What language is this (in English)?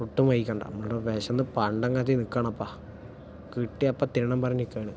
Malayalam